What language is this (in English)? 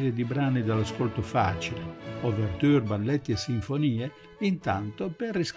Italian